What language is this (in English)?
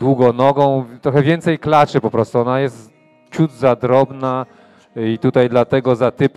Polish